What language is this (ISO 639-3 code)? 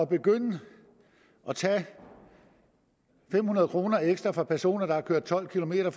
dan